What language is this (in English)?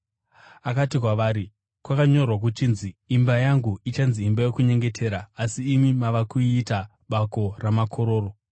Shona